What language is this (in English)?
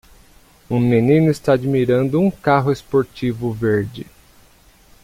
Portuguese